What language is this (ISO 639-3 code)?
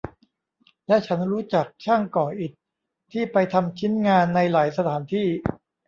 tha